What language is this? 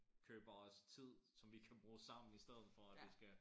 Danish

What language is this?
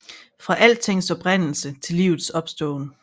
Danish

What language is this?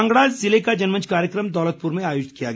Hindi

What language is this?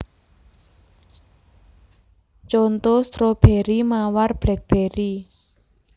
Javanese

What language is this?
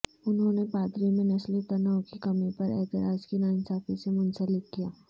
Urdu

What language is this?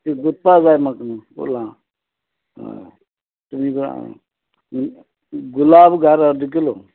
Konkani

